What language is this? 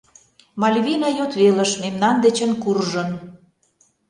Mari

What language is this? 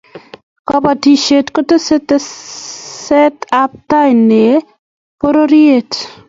Kalenjin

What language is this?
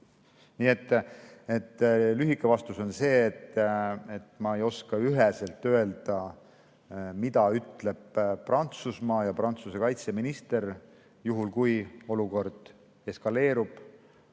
Estonian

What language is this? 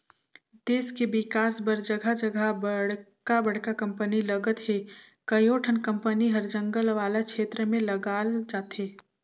Chhattisgarhi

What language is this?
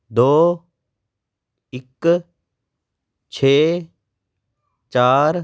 Punjabi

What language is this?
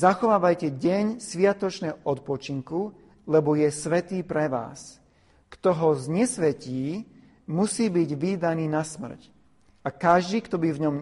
Slovak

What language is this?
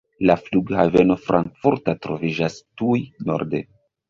Esperanto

